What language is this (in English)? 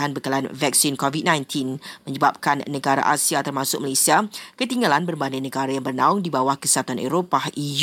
Malay